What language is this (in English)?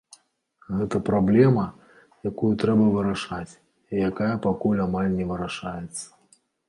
Belarusian